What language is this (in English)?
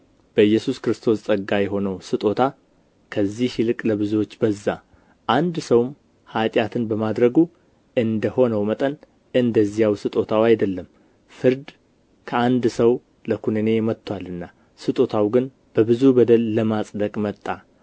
Amharic